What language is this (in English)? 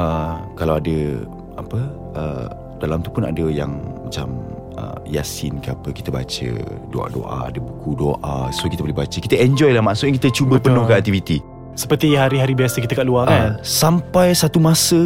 Malay